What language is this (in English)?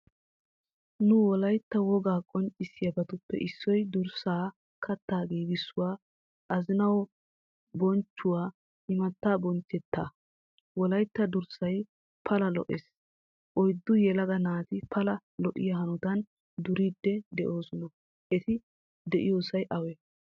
Wolaytta